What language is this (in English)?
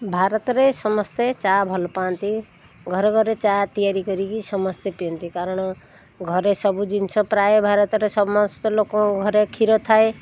Odia